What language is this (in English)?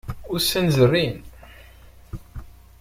Kabyle